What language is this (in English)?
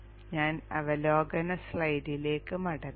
Malayalam